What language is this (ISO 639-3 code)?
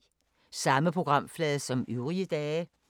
dan